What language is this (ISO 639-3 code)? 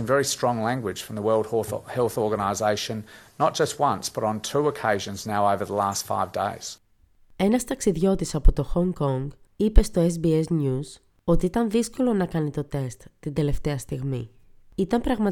ell